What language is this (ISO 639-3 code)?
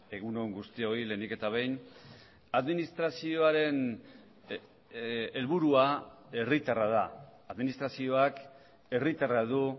eus